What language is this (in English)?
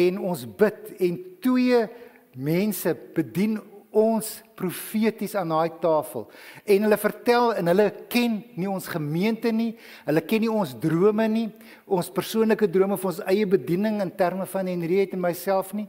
Dutch